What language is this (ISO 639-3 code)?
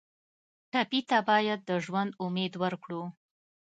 pus